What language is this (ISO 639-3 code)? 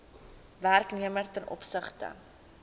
afr